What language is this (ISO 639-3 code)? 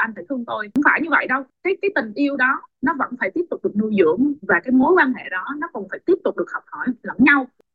vie